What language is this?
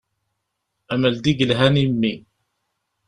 Kabyle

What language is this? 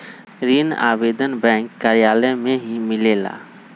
Magahi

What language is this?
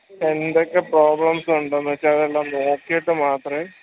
Malayalam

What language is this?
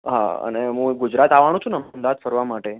Gujarati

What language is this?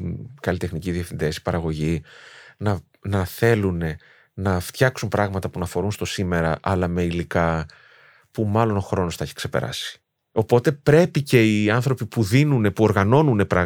Greek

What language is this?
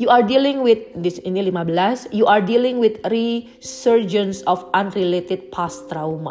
Indonesian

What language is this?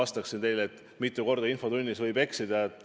Estonian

